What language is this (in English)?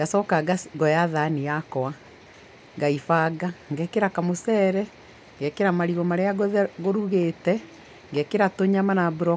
Kikuyu